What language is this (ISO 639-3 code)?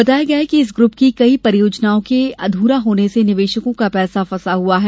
hin